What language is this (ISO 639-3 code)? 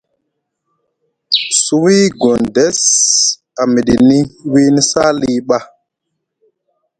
mug